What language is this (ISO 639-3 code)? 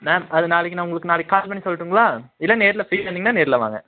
tam